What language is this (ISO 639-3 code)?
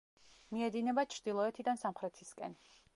kat